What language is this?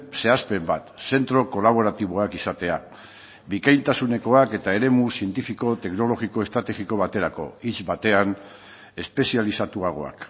Basque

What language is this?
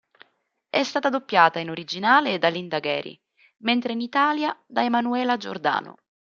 Italian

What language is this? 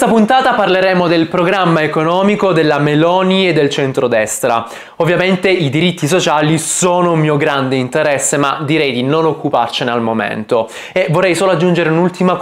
Italian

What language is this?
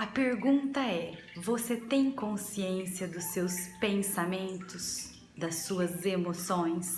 Portuguese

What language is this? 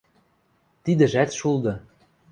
Western Mari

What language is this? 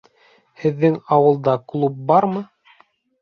Bashkir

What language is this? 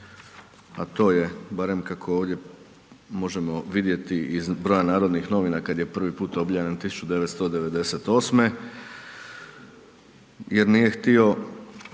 Croatian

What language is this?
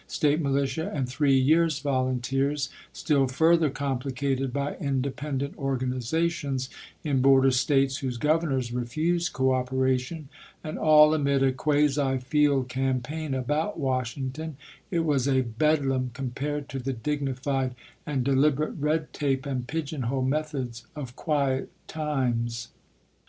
English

